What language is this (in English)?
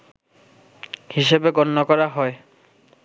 Bangla